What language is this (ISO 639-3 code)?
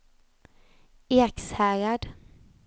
swe